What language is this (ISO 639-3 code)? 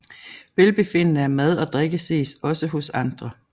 dan